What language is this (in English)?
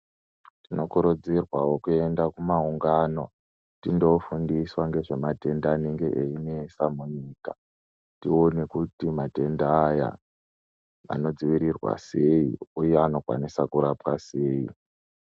Ndau